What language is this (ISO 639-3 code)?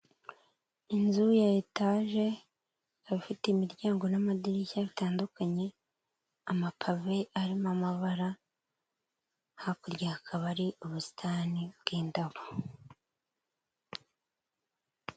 kin